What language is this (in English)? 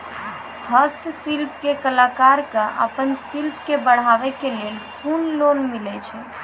Maithili